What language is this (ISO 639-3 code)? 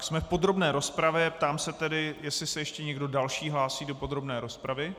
ces